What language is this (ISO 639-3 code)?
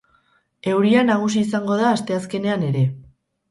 eus